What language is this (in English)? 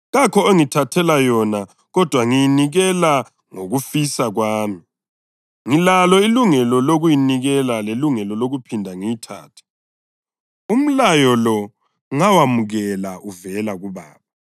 North Ndebele